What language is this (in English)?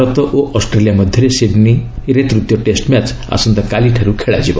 Odia